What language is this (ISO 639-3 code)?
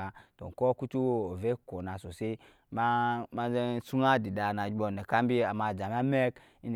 yes